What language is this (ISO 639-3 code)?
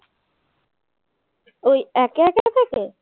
ben